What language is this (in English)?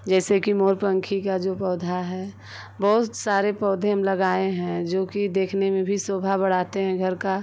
Hindi